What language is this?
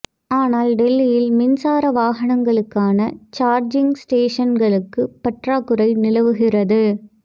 Tamil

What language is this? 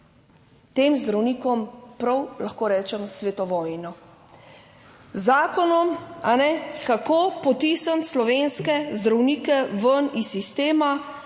Slovenian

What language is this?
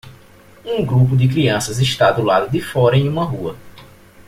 Portuguese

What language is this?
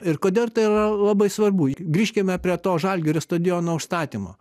Lithuanian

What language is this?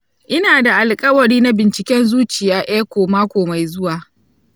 Hausa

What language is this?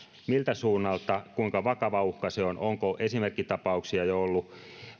Finnish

